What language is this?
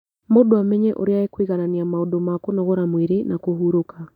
Kikuyu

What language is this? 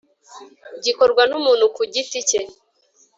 Kinyarwanda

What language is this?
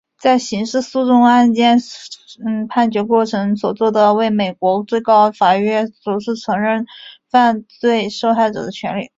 Chinese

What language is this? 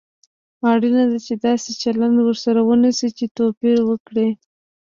Pashto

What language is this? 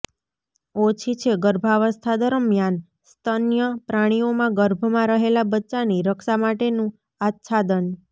Gujarati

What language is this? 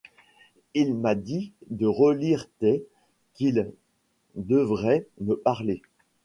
French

